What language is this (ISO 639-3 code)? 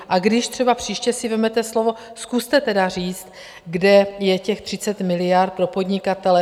ces